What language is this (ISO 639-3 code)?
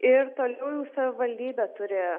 lit